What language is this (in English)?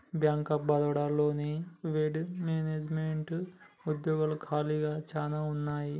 Telugu